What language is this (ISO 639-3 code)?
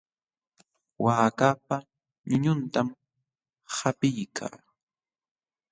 qxw